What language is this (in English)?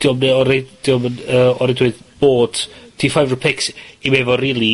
Welsh